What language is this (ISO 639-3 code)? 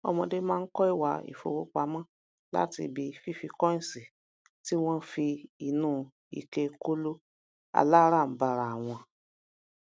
yor